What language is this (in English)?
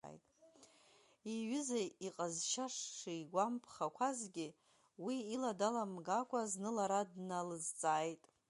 Abkhazian